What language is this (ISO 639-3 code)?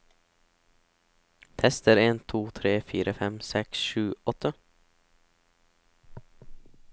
nor